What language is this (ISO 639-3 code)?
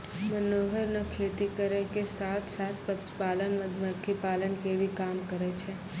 mai